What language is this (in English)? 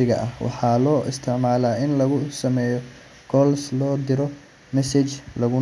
Somali